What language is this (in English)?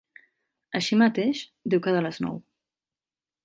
Catalan